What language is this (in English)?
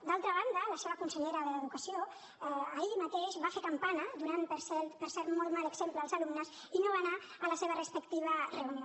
Catalan